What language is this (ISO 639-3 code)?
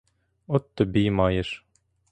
ukr